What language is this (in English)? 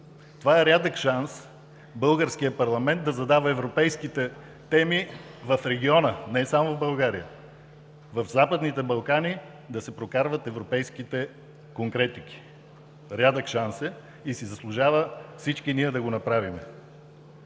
Bulgarian